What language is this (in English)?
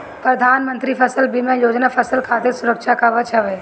Bhojpuri